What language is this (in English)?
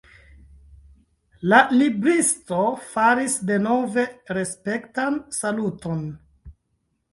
Esperanto